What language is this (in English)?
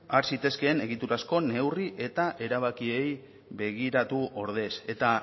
Basque